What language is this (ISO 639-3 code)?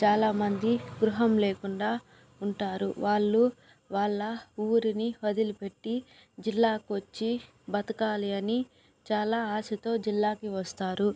tel